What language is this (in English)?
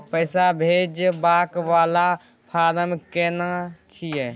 Maithili